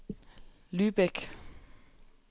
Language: Danish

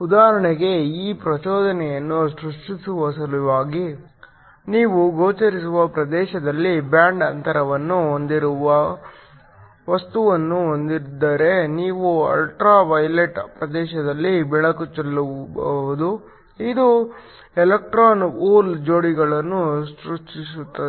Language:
Kannada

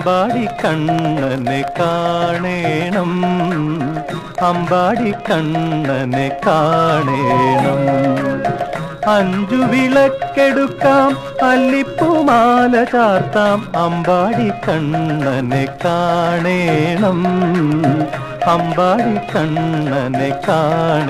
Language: Hindi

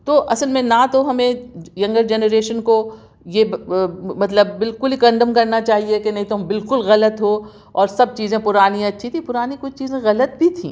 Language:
Urdu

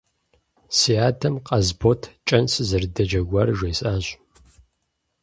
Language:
Kabardian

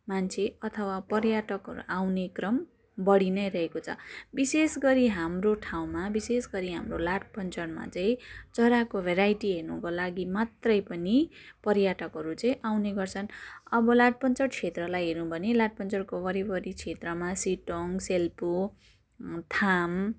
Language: Nepali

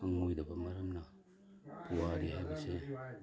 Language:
Manipuri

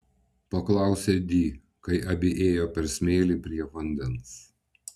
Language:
Lithuanian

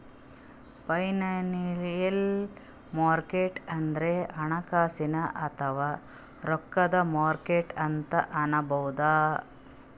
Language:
Kannada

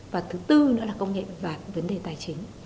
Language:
Vietnamese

